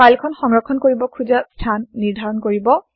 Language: Assamese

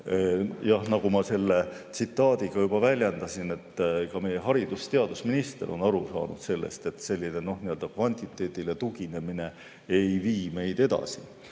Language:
Estonian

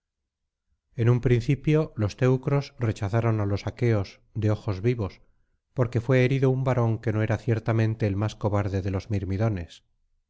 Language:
Spanish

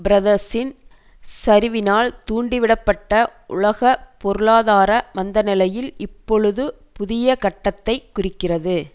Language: Tamil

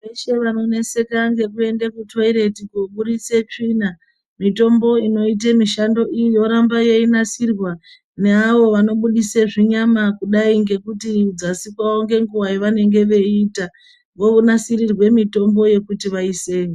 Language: Ndau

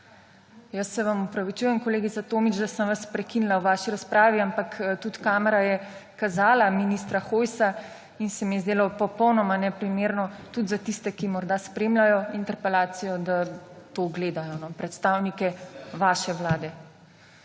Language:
Slovenian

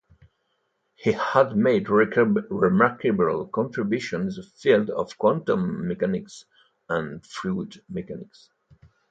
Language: English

